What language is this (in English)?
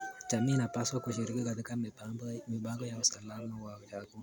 Kalenjin